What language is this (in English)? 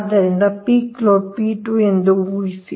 Kannada